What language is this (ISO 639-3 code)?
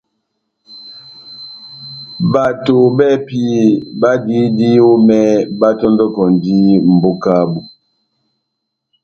bnm